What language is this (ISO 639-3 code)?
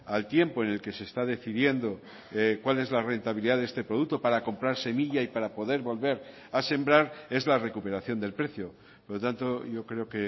spa